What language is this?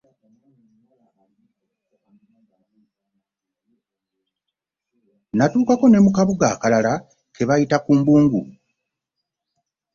Ganda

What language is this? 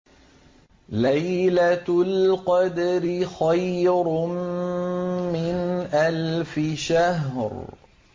Arabic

